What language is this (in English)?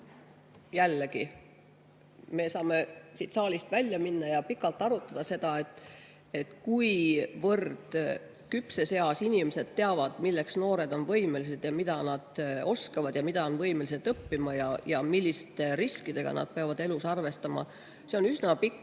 Estonian